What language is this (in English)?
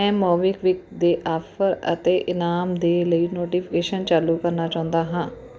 Punjabi